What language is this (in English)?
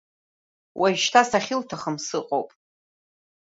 Abkhazian